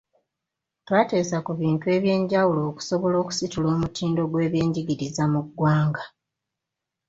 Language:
Ganda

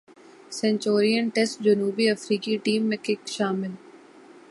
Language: Urdu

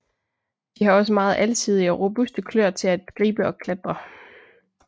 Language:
Danish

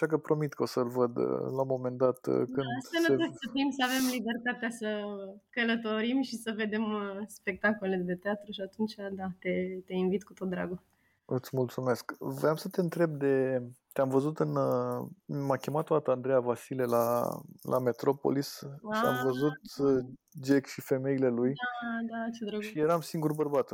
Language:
Romanian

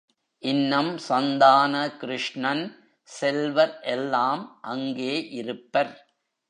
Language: Tamil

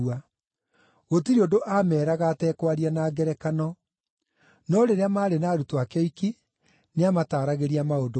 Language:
Kikuyu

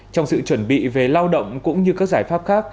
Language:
Vietnamese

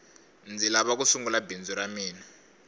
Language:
Tsonga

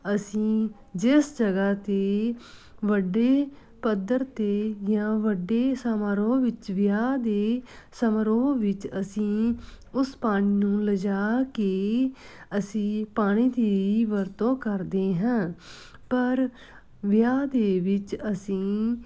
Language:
Punjabi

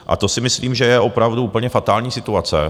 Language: Czech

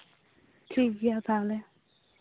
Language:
Santali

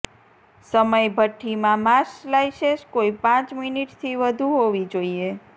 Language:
Gujarati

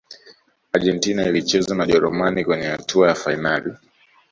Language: Swahili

